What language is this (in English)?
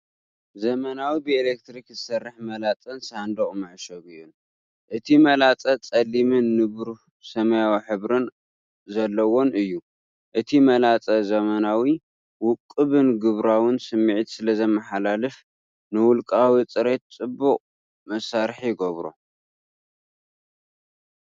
Tigrinya